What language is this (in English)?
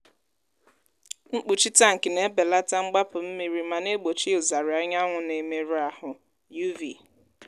Igbo